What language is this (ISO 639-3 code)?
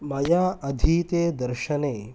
san